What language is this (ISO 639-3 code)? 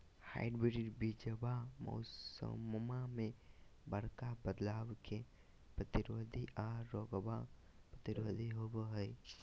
mag